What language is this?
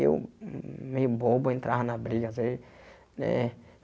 Portuguese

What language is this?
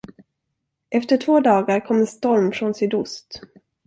Swedish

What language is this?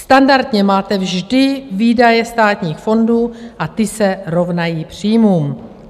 Czech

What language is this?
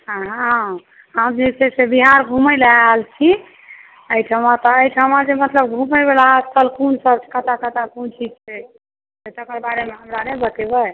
Maithili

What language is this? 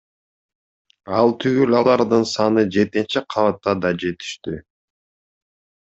Kyrgyz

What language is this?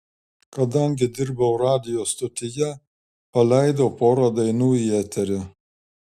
Lithuanian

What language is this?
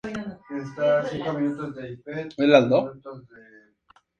Spanish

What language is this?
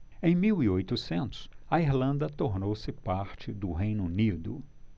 Portuguese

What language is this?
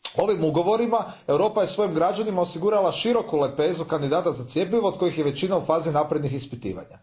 Croatian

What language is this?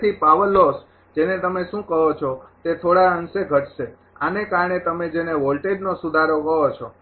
Gujarati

